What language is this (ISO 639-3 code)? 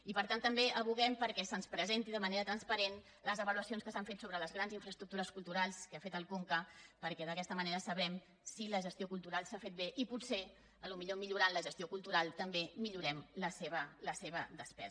cat